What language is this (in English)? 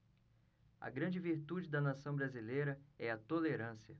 Portuguese